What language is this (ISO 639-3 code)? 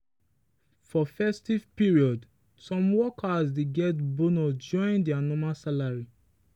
pcm